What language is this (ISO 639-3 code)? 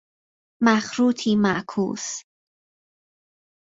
fas